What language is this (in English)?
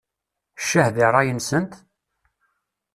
Kabyle